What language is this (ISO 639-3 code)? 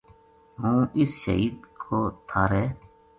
gju